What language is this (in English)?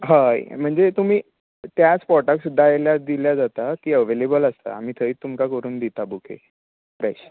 Konkani